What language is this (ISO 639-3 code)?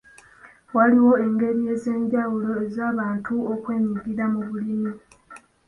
lug